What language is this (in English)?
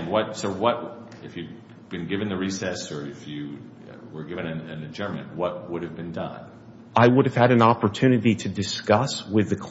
English